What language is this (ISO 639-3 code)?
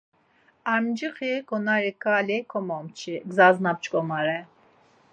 lzz